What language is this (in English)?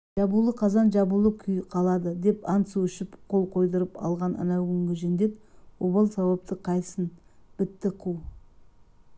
Kazakh